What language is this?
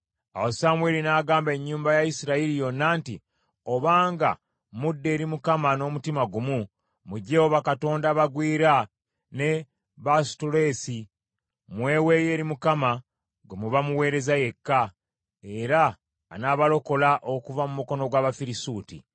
Ganda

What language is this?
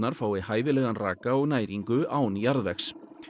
Icelandic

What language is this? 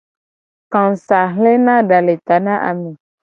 Gen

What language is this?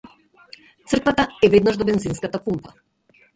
Macedonian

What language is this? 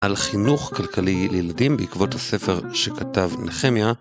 Hebrew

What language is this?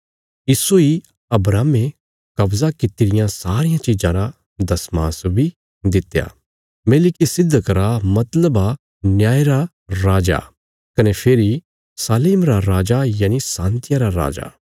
Bilaspuri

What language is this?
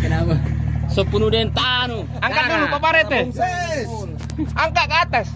Indonesian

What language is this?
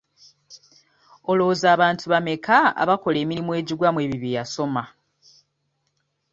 Ganda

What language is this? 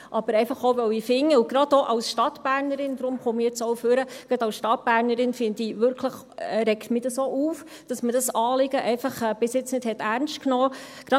Swiss German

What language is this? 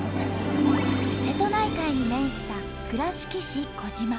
Japanese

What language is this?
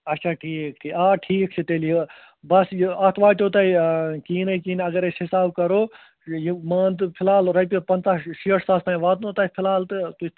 Kashmiri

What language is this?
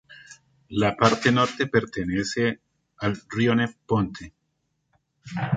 Spanish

